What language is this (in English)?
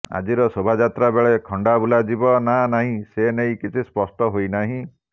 Odia